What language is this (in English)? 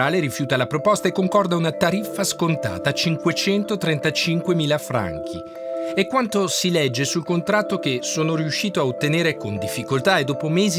Italian